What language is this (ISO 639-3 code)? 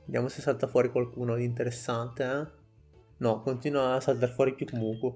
ita